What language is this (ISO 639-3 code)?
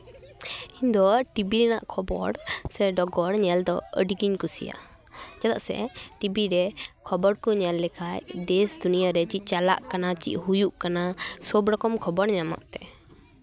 sat